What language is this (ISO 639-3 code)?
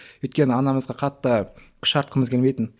kaz